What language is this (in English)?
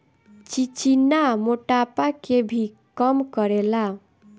Bhojpuri